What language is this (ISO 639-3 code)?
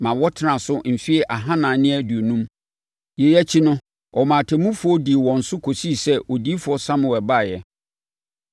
aka